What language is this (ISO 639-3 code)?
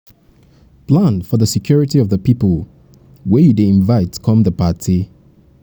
pcm